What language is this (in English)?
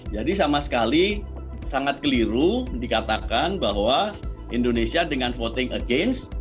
Indonesian